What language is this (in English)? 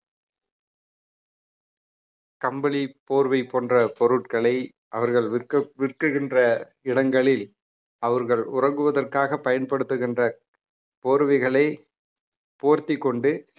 Tamil